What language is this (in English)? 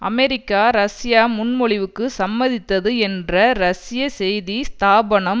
Tamil